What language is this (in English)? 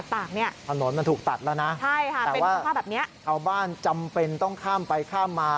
Thai